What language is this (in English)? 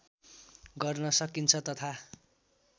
Nepali